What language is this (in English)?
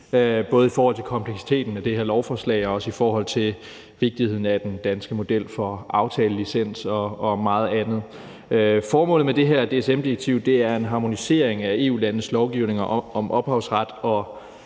Danish